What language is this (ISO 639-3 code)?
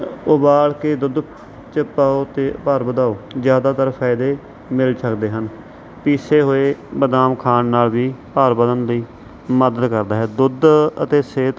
pan